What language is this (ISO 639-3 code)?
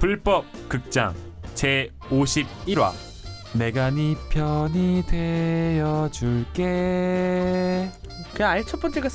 kor